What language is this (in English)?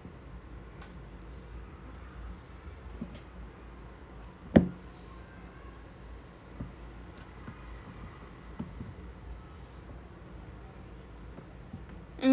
English